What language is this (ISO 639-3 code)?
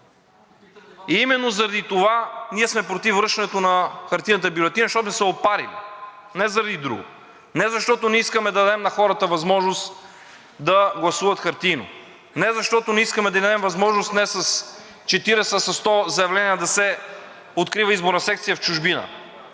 bul